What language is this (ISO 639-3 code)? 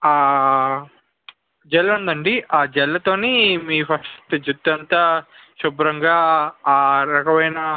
tel